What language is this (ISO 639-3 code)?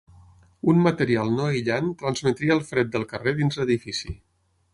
cat